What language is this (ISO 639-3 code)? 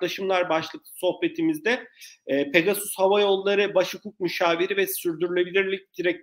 tur